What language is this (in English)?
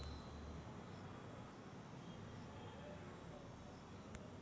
Marathi